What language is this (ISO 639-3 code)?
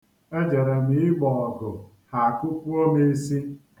ibo